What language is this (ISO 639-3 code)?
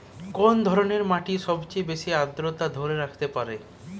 ben